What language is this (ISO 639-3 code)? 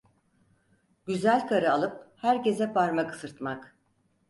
tur